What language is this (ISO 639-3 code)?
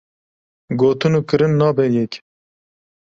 kur